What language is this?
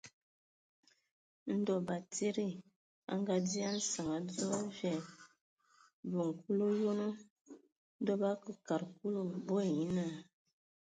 Ewondo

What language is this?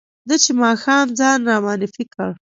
Pashto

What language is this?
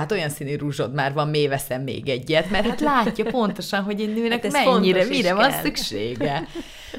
Hungarian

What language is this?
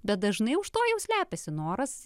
Lithuanian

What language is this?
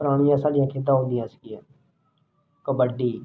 Punjabi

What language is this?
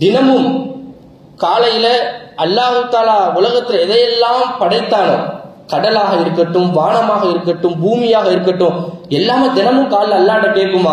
Indonesian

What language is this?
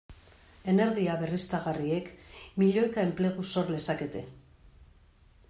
Basque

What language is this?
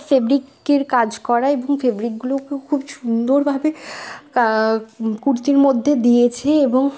Bangla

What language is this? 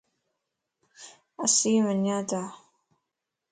Lasi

